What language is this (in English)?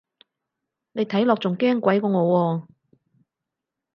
Cantonese